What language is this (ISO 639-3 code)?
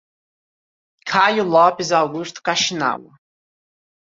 por